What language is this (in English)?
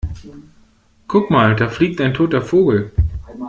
German